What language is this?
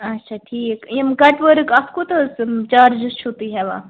Kashmiri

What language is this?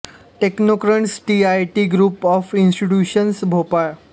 Marathi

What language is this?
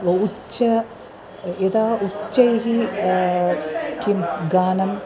Sanskrit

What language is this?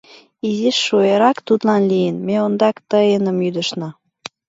Mari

